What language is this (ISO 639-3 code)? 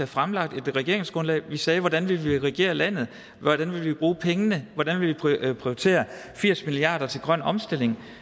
dan